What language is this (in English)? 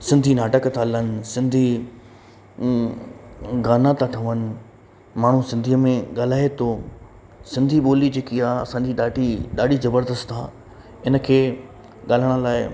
Sindhi